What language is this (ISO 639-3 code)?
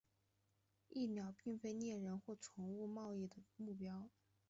zho